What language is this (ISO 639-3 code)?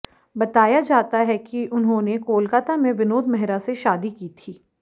hin